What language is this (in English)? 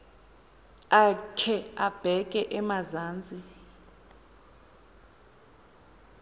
Xhosa